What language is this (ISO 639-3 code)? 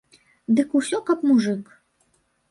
bel